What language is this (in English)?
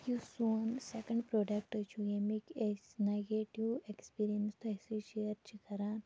Kashmiri